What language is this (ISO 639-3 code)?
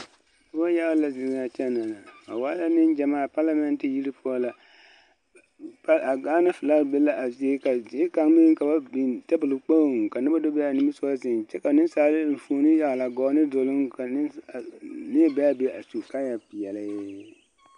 dga